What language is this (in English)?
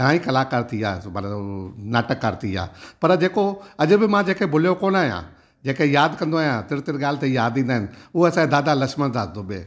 Sindhi